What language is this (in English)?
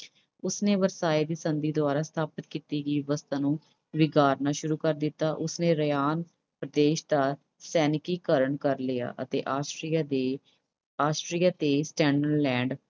Punjabi